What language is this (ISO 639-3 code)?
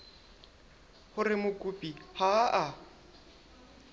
sot